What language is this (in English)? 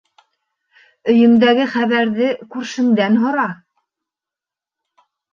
Bashkir